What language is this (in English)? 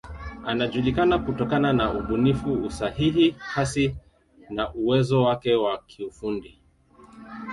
Swahili